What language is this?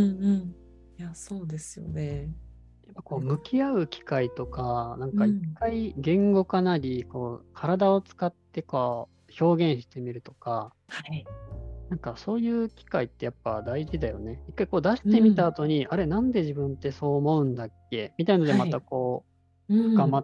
Japanese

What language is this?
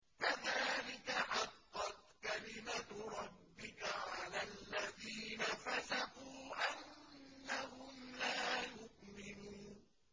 Arabic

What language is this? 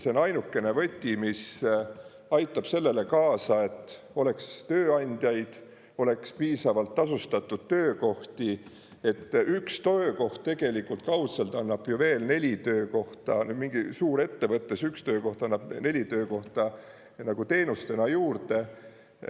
Estonian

